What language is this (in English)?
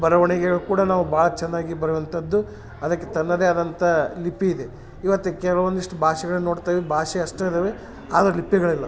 Kannada